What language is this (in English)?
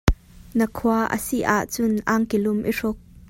Hakha Chin